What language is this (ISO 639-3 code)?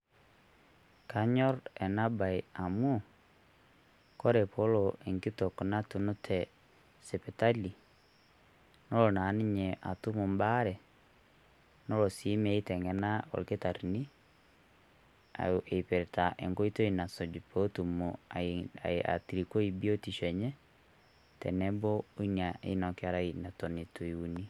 mas